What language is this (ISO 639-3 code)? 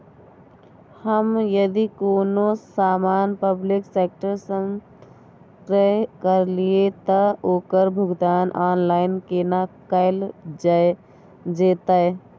mai